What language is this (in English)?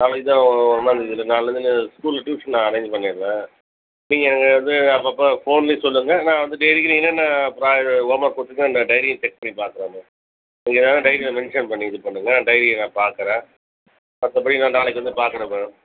Tamil